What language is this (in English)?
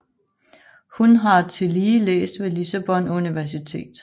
Danish